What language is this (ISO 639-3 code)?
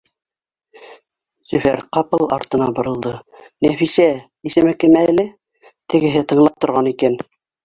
bak